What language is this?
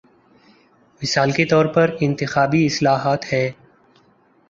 Urdu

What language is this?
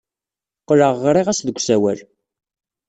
Kabyle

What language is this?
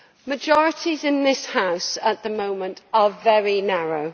English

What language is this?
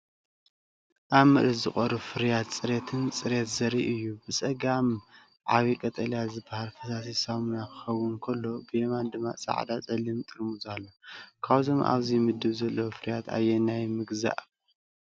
Tigrinya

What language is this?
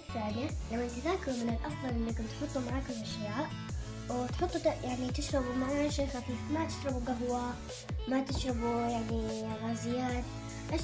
Arabic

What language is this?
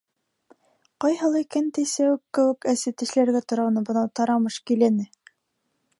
Bashkir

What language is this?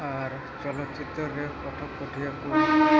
Santali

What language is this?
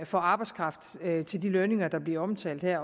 Danish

